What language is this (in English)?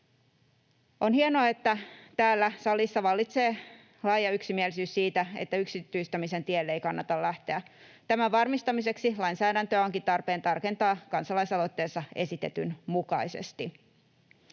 Finnish